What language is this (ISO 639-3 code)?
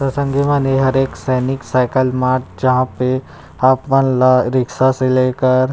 hne